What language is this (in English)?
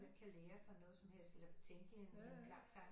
Danish